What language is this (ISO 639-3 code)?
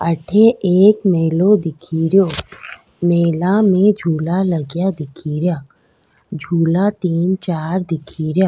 raj